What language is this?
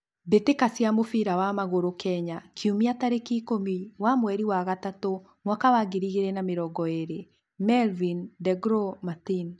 Kikuyu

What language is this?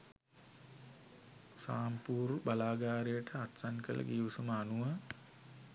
Sinhala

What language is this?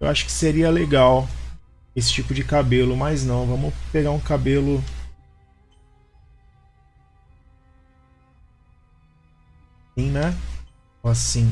Portuguese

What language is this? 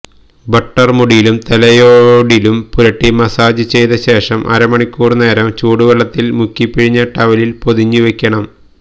Malayalam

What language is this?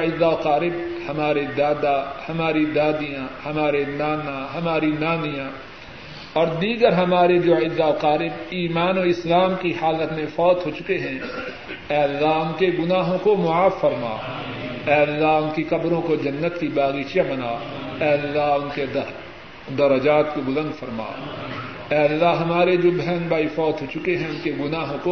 Urdu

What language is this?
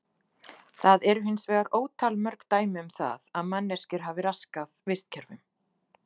Icelandic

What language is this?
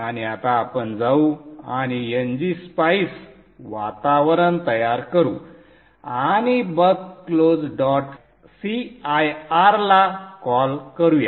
Marathi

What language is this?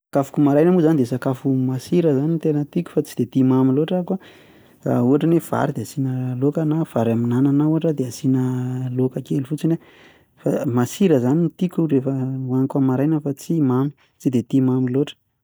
Malagasy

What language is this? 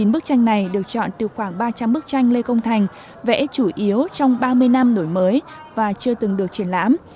Vietnamese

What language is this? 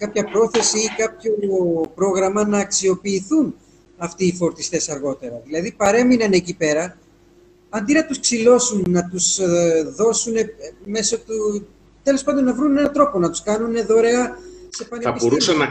Greek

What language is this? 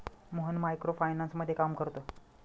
Marathi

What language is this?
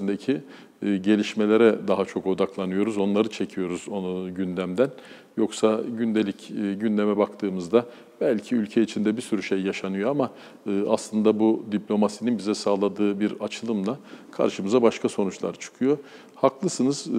Turkish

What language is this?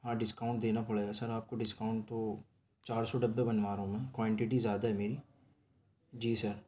Urdu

